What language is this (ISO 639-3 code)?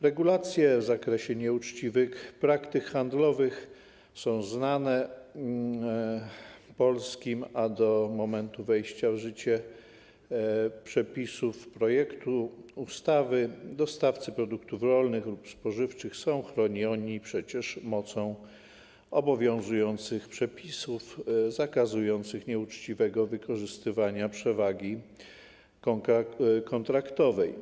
pol